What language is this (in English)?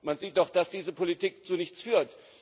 German